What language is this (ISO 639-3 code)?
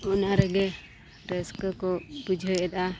sat